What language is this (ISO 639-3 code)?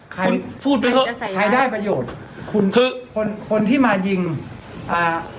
tha